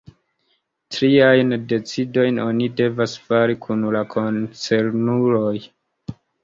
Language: Esperanto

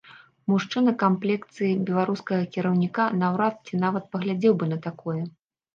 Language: Belarusian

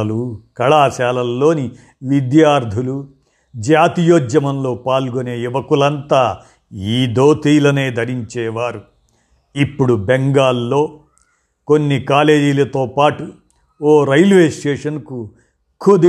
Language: Telugu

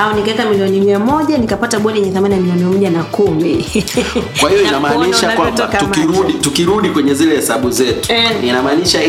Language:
Swahili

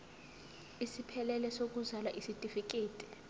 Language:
Zulu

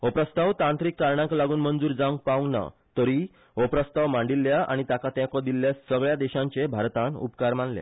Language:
Konkani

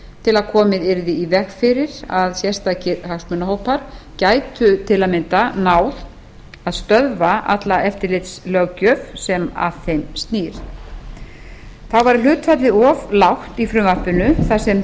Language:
Icelandic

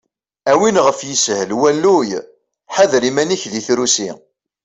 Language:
Kabyle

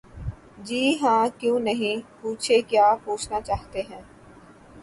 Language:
Urdu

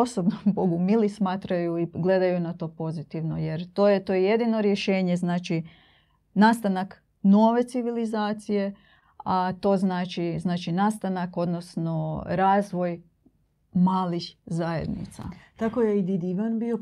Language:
Croatian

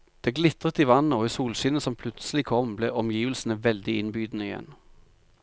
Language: Norwegian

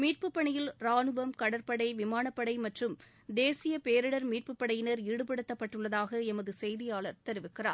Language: Tamil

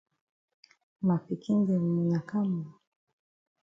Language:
Cameroon Pidgin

